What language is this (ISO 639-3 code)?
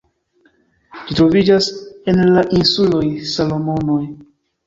epo